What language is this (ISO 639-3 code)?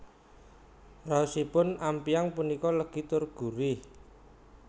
jav